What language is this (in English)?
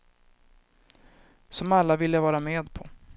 Swedish